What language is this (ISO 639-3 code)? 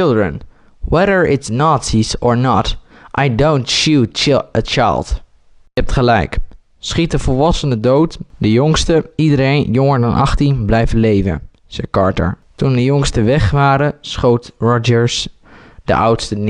nld